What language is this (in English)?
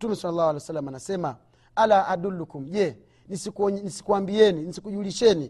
Swahili